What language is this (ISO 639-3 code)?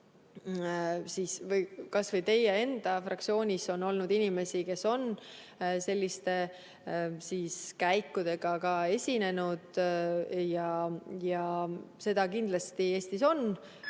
est